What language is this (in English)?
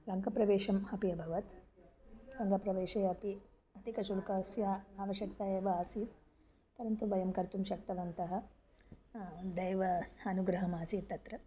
Sanskrit